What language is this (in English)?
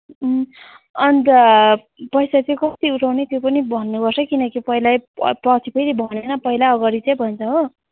Nepali